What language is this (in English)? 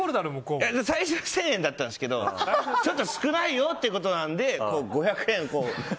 Japanese